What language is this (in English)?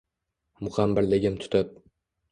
Uzbek